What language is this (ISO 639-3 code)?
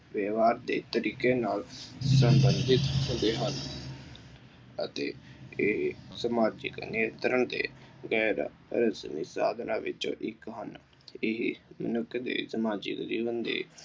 pan